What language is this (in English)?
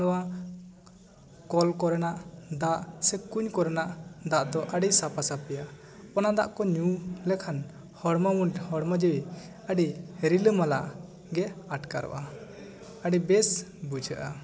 Santali